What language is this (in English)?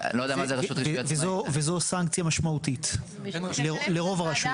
Hebrew